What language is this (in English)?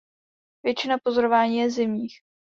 Czech